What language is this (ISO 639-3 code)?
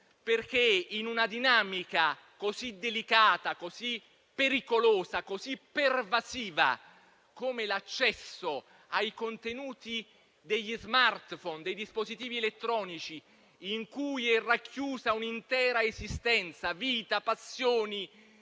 ita